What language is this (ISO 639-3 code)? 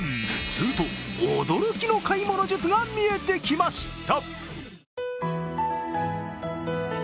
jpn